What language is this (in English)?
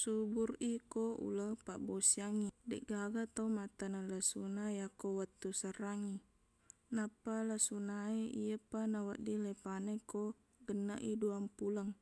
Buginese